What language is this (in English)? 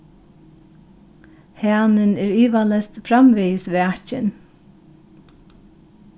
Faroese